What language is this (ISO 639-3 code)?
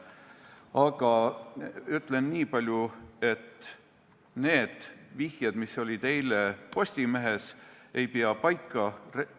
est